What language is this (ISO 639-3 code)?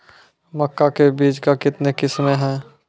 mai